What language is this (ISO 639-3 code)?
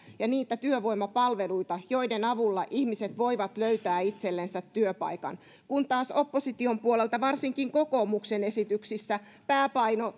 fin